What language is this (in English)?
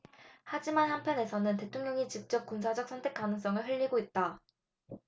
Korean